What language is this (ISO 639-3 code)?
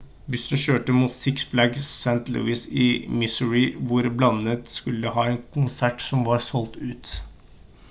nob